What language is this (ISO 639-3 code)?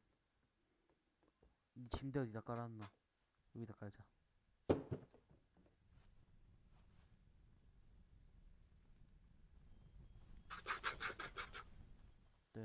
kor